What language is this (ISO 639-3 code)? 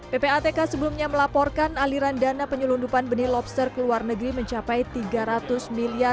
ind